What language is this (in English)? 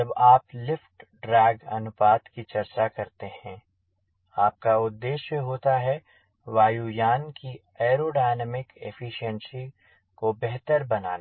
Hindi